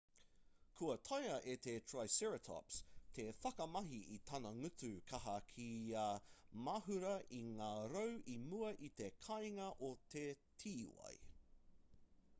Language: Māori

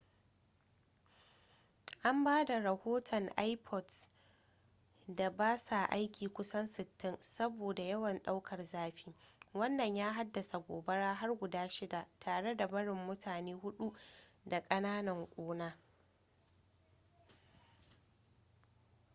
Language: Hausa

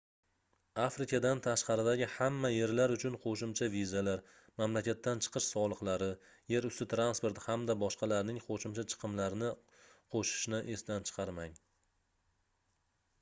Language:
Uzbek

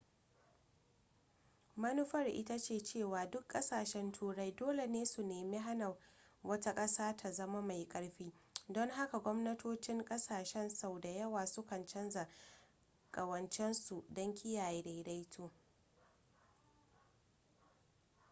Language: Hausa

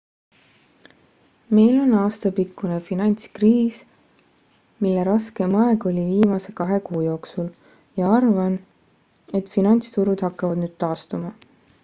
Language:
Estonian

